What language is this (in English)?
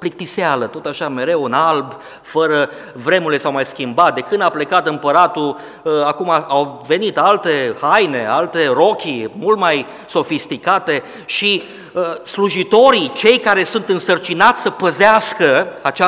Romanian